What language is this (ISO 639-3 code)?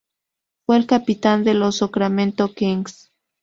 spa